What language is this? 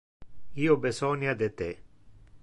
Interlingua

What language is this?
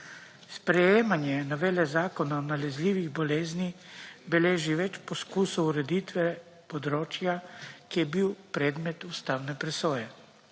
Slovenian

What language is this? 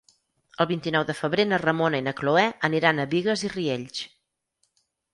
Catalan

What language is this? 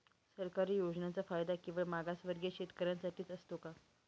Marathi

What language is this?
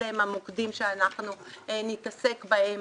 Hebrew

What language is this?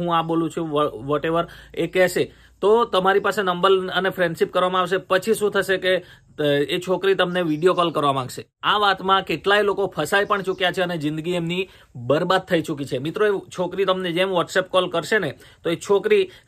Hindi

